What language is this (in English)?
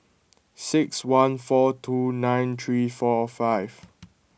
English